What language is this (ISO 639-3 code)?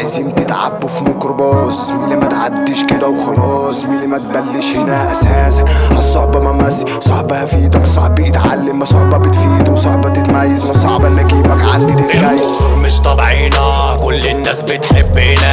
ara